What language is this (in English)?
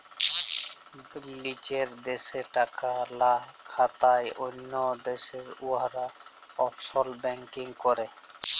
Bangla